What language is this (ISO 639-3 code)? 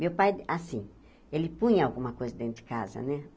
por